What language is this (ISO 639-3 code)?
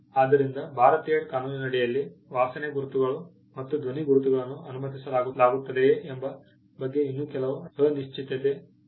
kan